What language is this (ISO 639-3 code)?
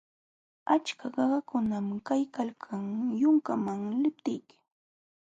qxw